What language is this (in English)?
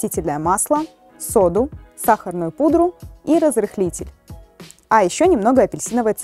Russian